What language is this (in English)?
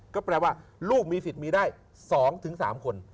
Thai